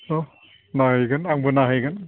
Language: Bodo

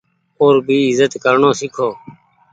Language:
Goaria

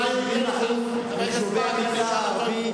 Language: Hebrew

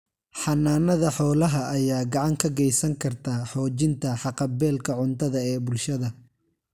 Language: Somali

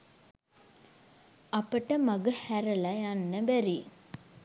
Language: Sinhala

